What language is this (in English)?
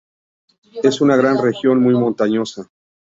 Spanish